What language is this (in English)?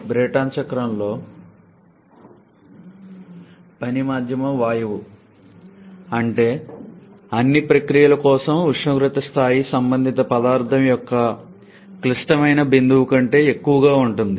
Telugu